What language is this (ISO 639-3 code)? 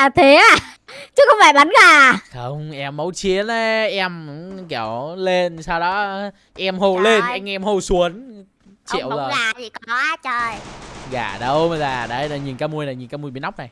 vie